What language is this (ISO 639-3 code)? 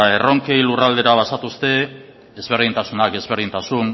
eus